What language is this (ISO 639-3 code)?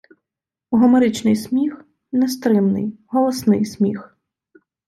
ukr